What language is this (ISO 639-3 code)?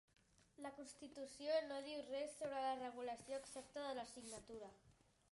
cat